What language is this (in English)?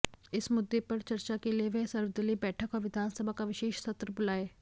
Hindi